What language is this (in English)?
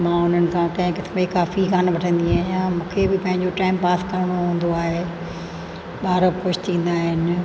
Sindhi